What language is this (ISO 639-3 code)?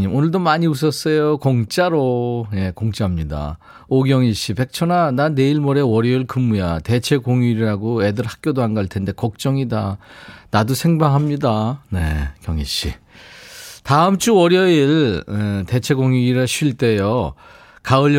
kor